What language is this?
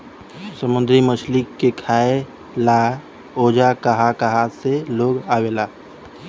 Bhojpuri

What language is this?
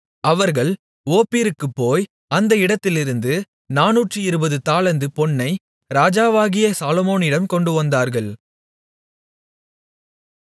Tamil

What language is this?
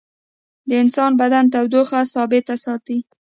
Pashto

